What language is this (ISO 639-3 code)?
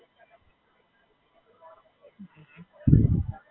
guj